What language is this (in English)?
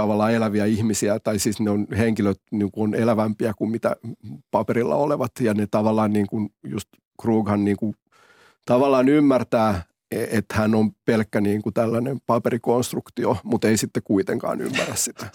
Finnish